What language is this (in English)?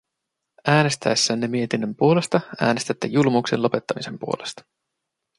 Finnish